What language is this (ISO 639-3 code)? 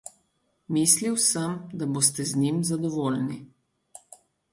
slv